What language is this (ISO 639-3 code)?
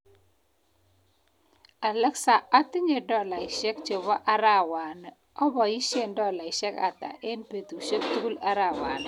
kln